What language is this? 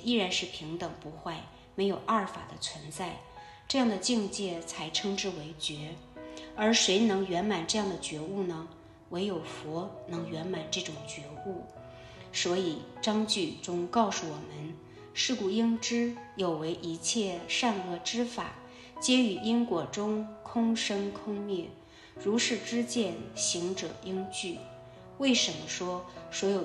Chinese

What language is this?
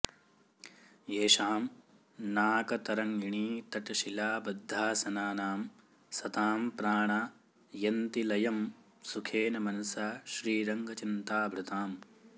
Sanskrit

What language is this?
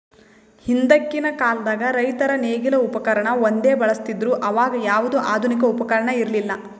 Kannada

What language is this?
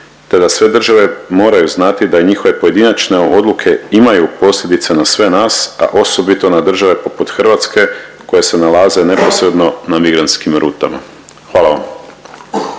Croatian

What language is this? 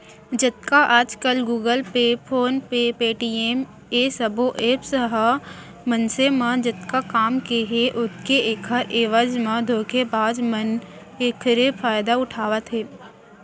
Chhattisgarhi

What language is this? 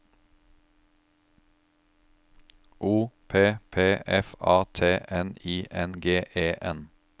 Norwegian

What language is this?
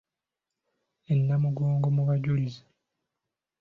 Ganda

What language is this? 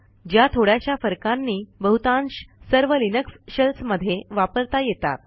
Marathi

